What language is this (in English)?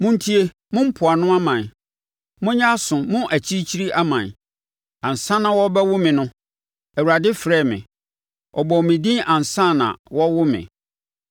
Akan